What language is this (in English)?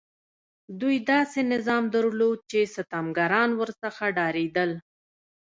Pashto